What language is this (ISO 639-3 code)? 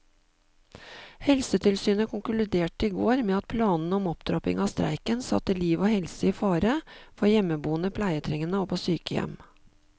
nor